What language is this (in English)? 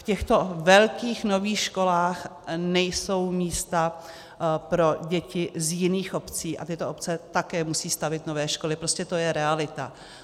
Czech